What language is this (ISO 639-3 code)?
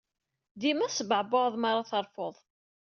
kab